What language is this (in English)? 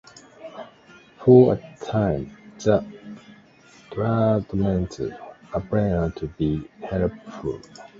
English